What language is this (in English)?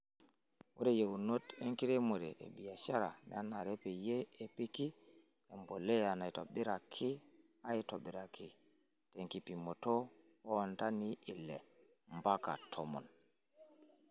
Masai